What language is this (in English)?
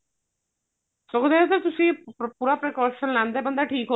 Punjabi